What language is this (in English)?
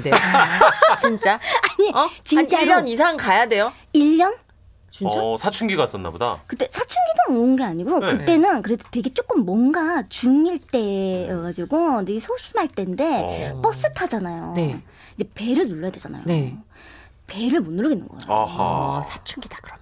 Korean